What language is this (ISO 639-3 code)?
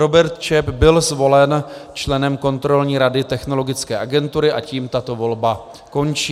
ces